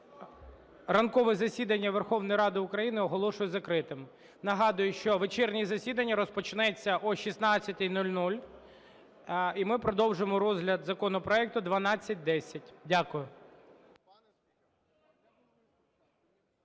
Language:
Ukrainian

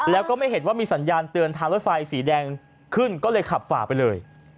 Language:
Thai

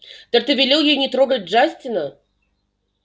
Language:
Russian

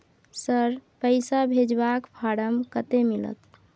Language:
Maithili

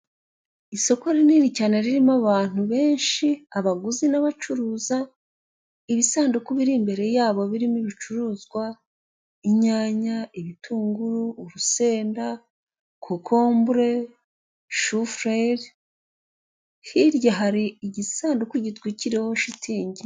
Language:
Kinyarwanda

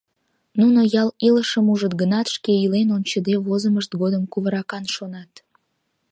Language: Mari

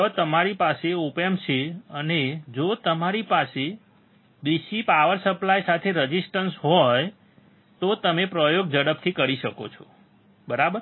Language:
Gujarati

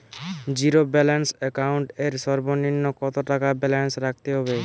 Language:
Bangla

